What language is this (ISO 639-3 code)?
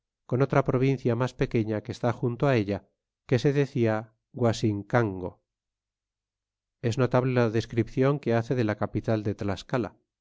spa